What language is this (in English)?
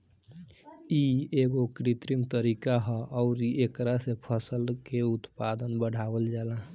Bhojpuri